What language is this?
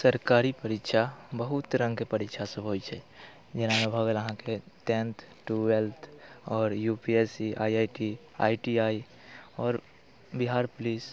Maithili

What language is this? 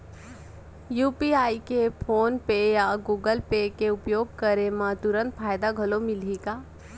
Chhattisgarhi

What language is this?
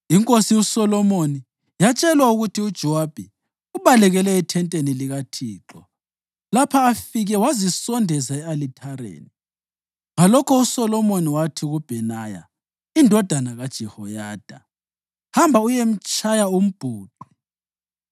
North Ndebele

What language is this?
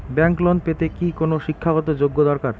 Bangla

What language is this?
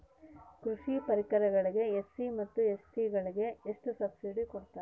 Kannada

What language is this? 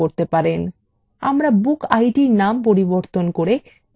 Bangla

